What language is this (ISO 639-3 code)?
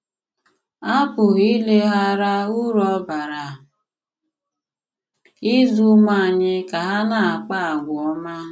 ibo